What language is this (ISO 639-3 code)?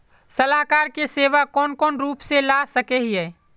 mag